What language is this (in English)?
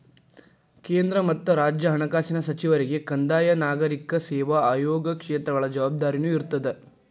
Kannada